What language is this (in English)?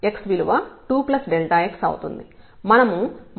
Telugu